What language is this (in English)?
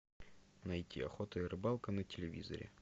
Russian